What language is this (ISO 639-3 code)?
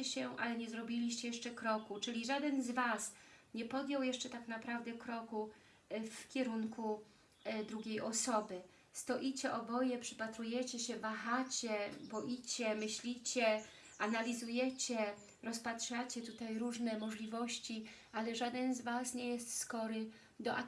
pol